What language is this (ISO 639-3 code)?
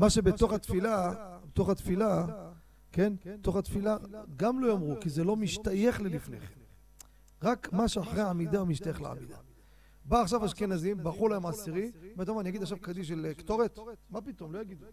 heb